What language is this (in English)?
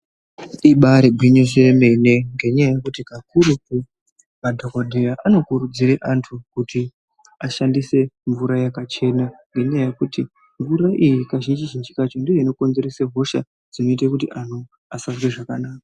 Ndau